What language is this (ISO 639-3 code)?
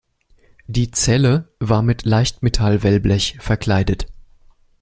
deu